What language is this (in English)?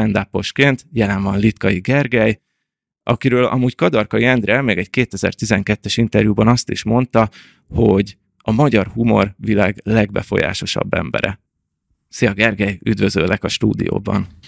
Hungarian